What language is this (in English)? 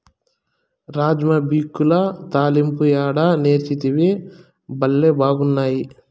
Telugu